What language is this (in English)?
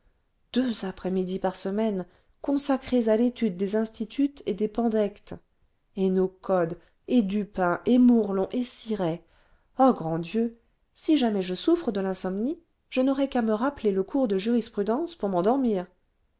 French